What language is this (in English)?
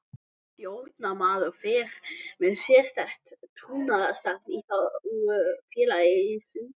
Icelandic